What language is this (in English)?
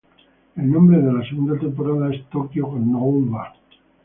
Spanish